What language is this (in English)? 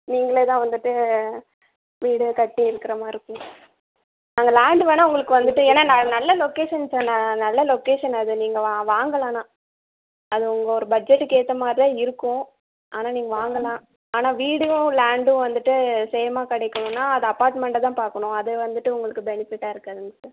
Tamil